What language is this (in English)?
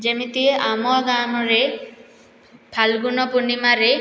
Odia